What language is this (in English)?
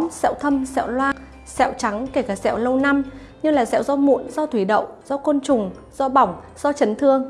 Vietnamese